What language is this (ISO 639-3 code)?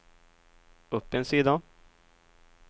swe